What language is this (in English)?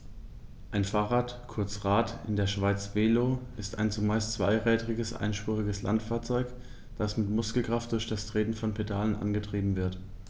German